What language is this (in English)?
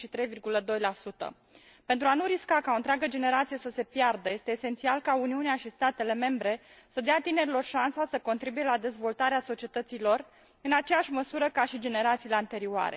Romanian